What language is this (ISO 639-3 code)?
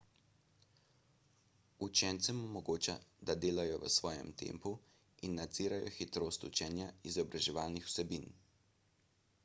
slv